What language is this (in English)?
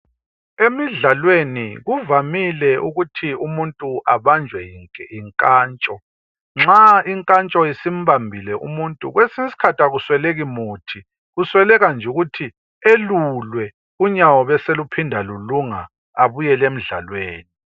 North Ndebele